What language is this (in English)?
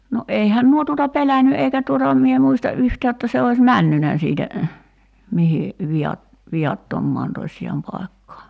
Finnish